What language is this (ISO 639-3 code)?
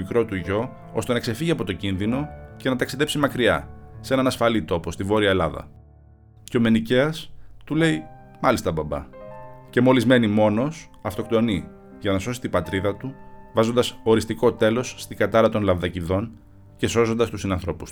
ell